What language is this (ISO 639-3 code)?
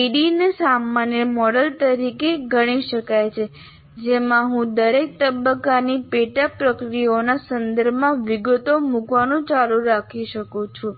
guj